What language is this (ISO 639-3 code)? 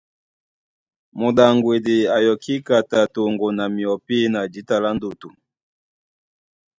dua